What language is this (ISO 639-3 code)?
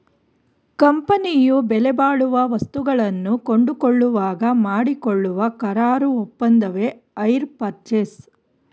kan